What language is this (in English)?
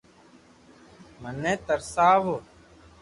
Loarki